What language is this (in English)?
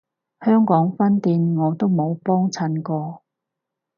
Cantonese